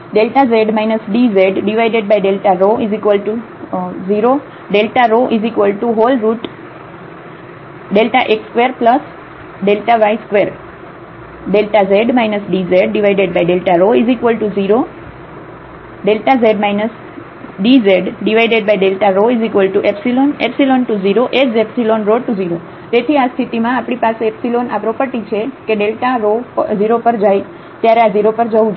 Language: Gujarati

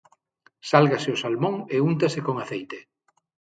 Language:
Galician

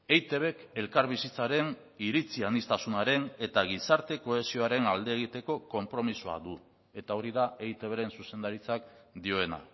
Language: Basque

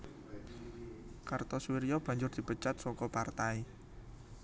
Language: Javanese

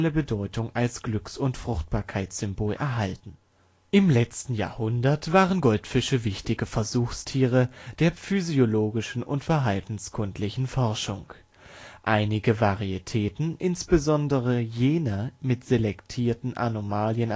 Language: German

